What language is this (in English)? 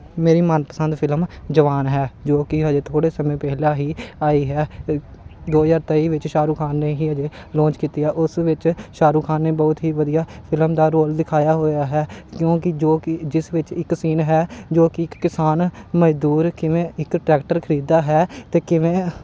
Punjabi